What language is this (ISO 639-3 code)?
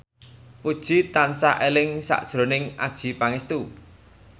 jav